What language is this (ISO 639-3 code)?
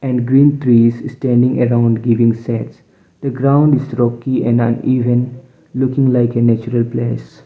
eng